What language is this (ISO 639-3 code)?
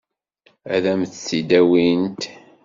kab